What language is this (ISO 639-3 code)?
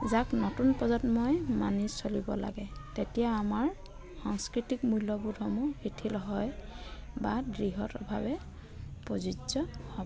asm